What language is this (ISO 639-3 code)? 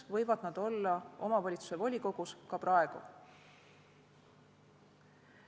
est